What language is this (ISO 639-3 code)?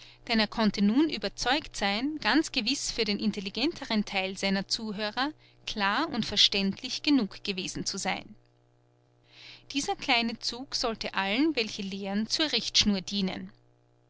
deu